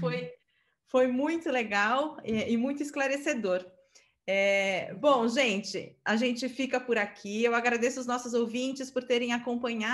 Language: Portuguese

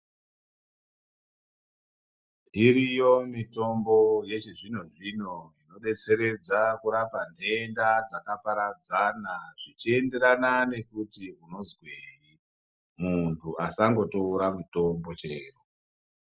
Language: Ndau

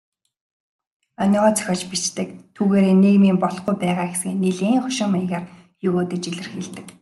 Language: Mongolian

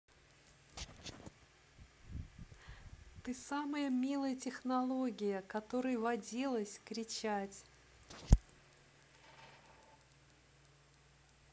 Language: Russian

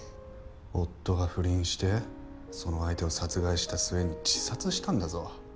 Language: Japanese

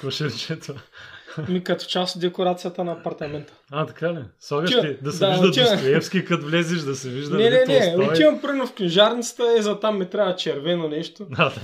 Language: Bulgarian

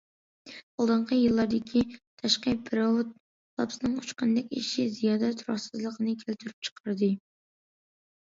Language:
Uyghur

